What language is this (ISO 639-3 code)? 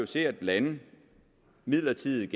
dan